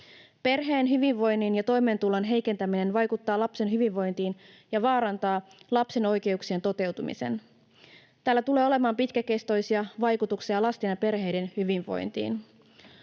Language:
Finnish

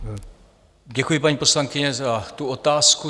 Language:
Czech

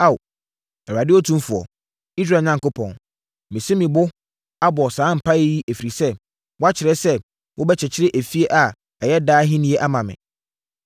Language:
Akan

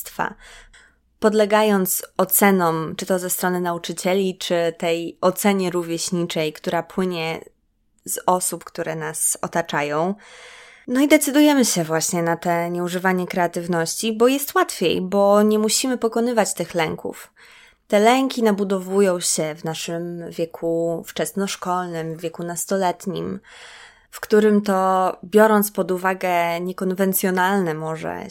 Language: Polish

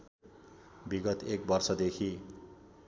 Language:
Nepali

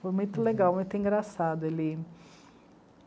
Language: Portuguese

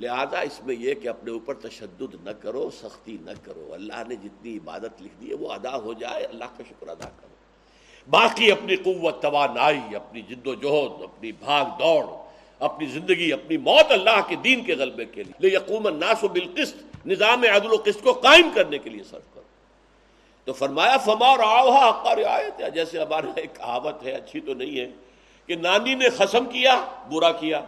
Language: Urdu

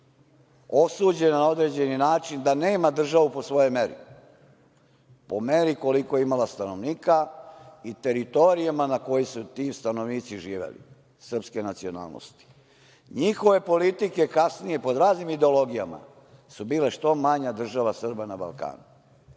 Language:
Serbian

